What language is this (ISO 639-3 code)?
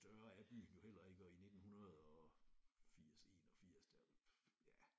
dan